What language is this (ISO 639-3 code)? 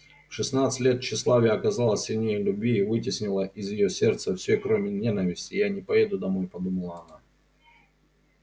rus